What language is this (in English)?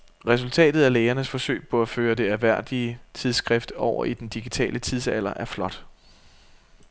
Danish